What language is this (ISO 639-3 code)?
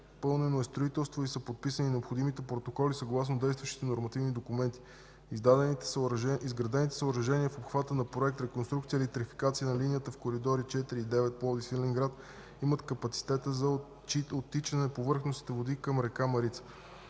bul